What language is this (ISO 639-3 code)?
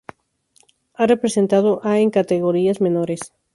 spa